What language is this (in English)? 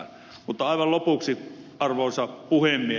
Finnish